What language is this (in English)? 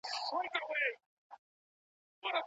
Pashto